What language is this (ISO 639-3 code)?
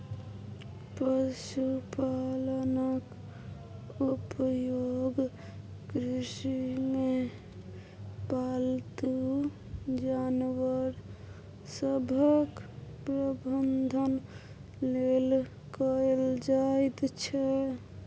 mai